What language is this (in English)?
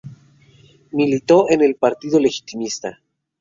Spanish